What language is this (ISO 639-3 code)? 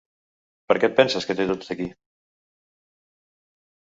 cat